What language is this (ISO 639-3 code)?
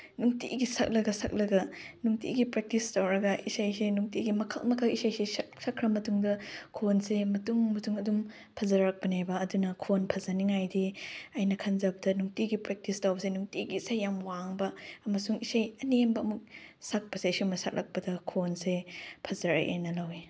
mni